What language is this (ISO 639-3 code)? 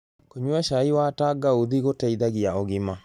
kik